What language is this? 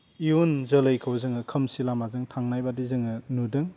Bodo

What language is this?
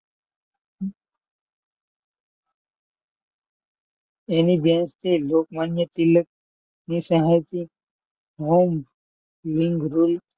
Gujarati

